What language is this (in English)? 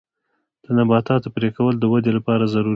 Pashto